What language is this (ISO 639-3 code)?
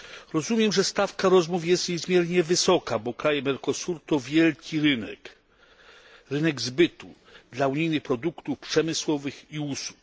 pol